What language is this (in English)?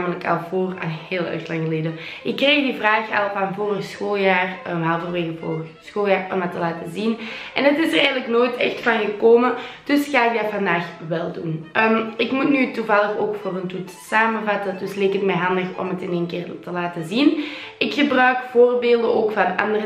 Dutch